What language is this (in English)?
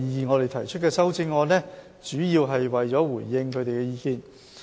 Cantonese